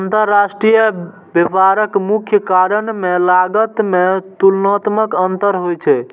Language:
Maithili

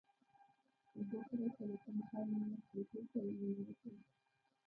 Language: Pashto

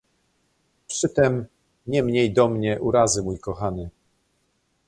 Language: Polish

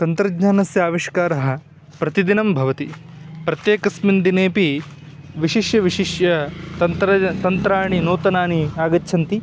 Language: Sanskrit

